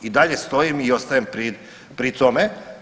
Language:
Croatian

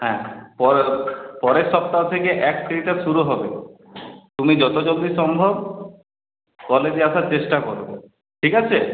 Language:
Bangla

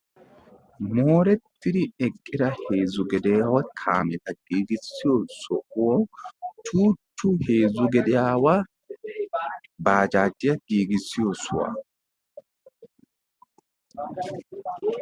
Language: Wolaytta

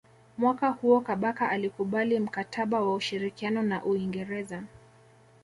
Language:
Swahili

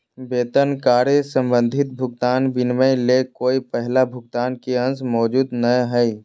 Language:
Magahi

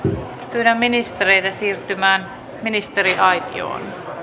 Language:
Finnish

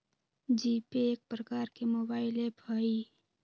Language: Magahi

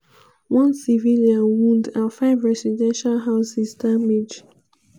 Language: Nigerian Pidgin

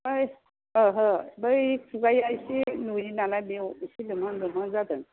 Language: Bodo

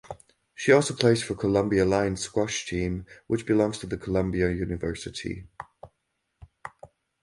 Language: English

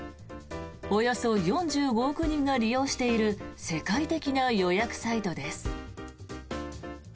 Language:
Japanese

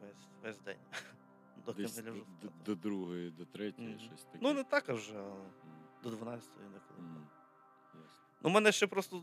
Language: Ukrainian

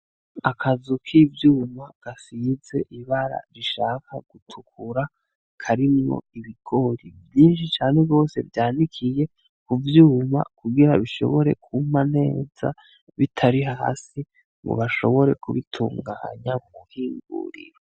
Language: Rundi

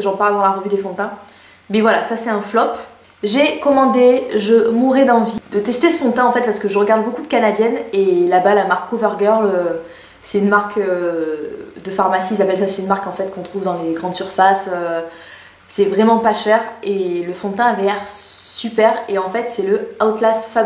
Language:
French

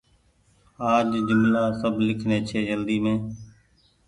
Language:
Goaria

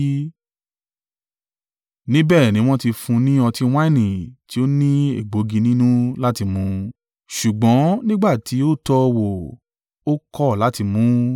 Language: Yoruba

